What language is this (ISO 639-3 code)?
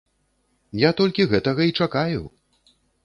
bel